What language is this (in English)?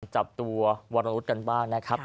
Thai